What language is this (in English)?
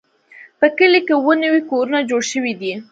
Pashto